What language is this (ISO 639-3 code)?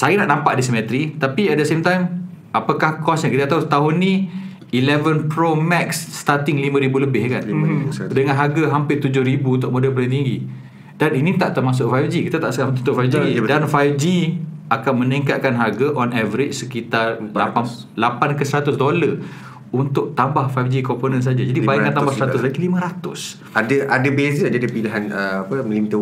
msa